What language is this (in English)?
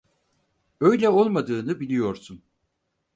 Turkish